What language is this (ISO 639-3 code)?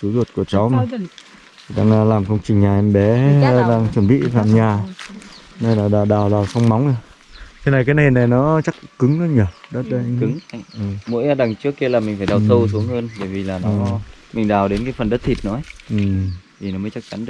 vie